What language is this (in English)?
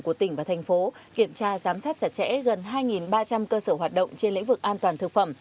Vietnamese